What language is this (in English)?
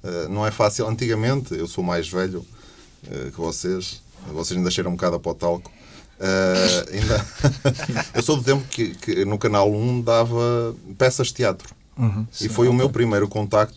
Portuguese